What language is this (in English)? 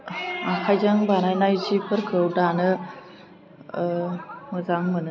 Bodo